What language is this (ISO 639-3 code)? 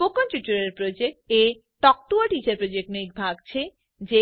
guj